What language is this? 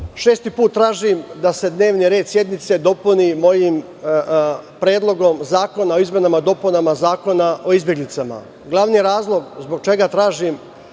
Serbian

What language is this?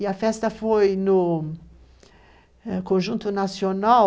Portuguese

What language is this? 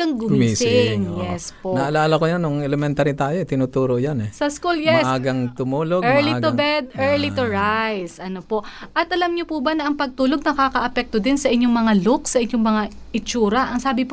Filipino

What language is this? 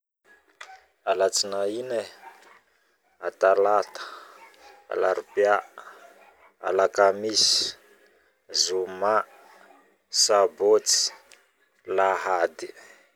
Northern Betsimisaraka Malagasy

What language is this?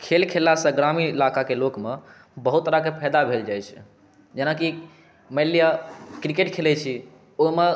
Maithili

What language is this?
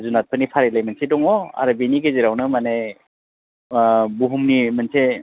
Bodo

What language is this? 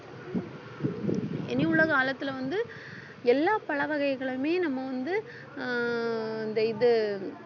Tamil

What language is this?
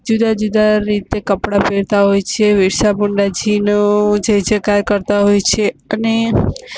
Gujarati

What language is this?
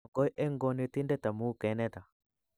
Kalenjin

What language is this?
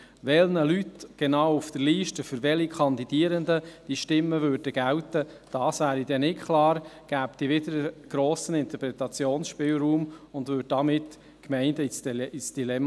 Swiss German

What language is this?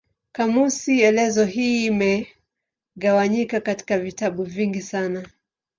Swahili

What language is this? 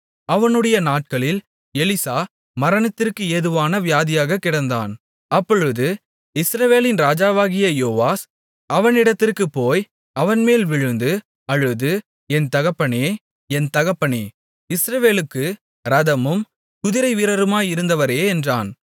Tamil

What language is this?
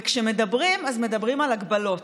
Hebrew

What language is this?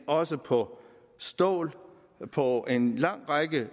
Danish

